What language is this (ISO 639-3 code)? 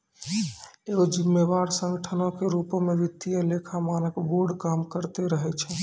mai